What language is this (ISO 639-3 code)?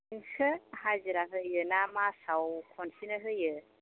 brx